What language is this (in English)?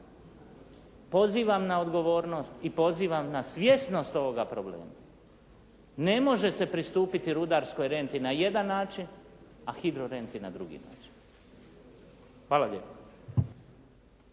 Croatian